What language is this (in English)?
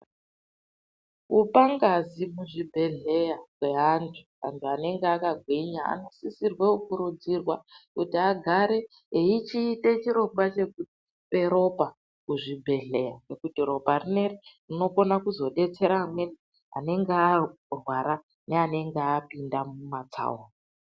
Ndau